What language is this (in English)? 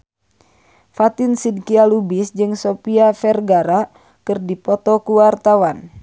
Sundanese